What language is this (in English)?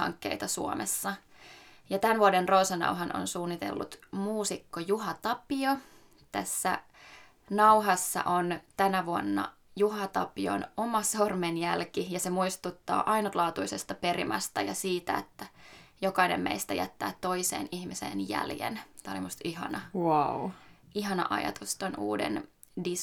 Finnish